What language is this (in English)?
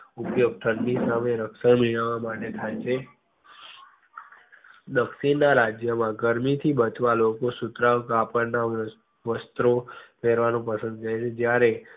Gujarati